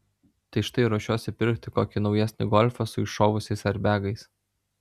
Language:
Lithuanian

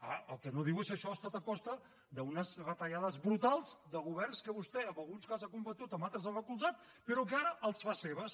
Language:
Catalan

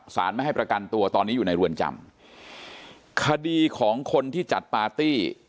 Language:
Thai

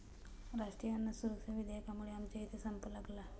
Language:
Marathi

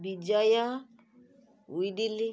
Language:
Odia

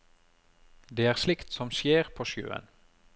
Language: Norwegian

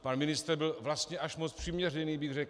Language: Czech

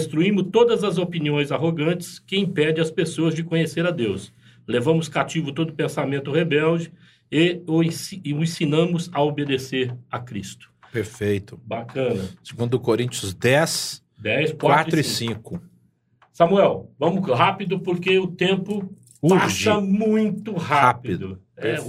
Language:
Portuguese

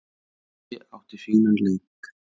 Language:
Icelandic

